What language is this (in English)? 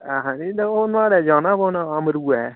Dogri